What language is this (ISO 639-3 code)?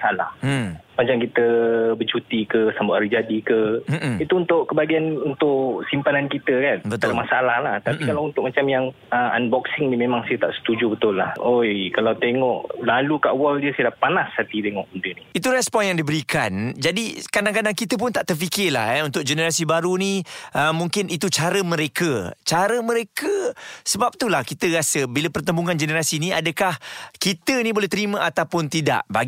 msa